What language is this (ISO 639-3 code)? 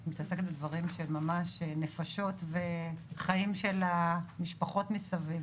heb